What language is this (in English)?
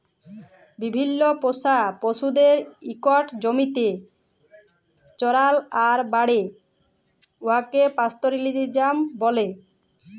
Bangla